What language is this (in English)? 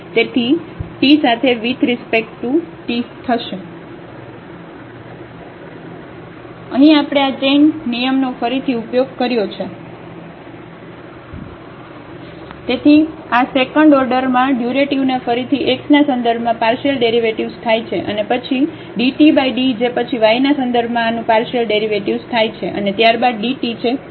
Gujarati